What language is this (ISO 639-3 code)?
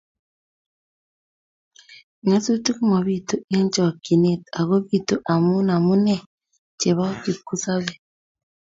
kln